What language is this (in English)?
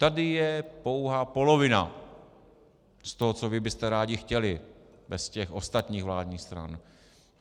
Czech